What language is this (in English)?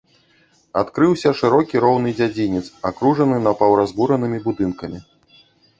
Belarusian